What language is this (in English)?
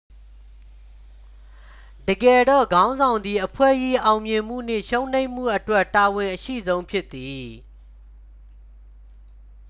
Burmese